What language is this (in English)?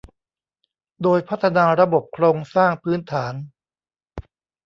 Thai